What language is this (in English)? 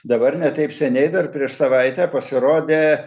Lithuanian